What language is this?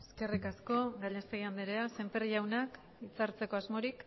Basque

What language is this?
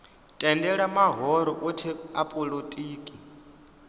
Venda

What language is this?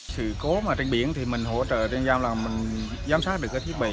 Vietnamese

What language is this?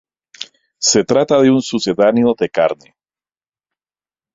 Spanish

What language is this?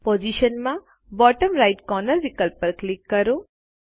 Gujarati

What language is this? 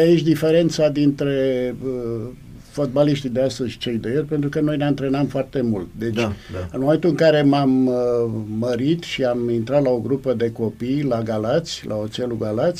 Romanian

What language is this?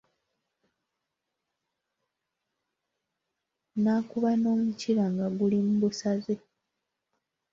Ganda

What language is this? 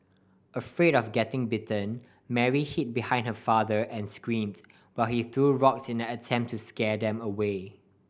English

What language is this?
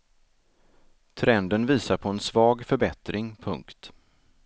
Swedish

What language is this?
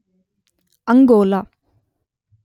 Kannada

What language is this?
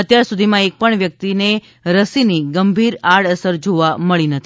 Gujarati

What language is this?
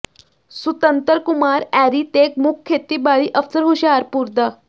Punjabi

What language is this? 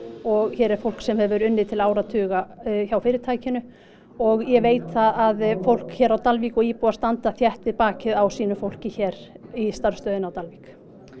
Icelandic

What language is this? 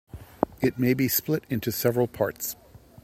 English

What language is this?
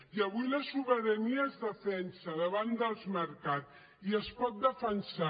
Catalan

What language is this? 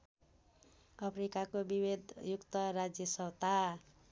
Nepali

